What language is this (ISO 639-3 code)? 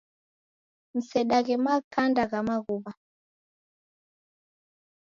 dav